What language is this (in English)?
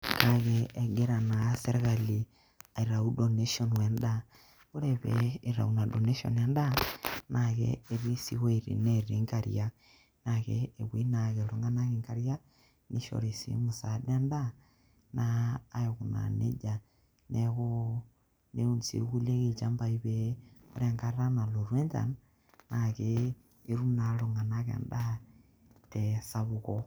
Masai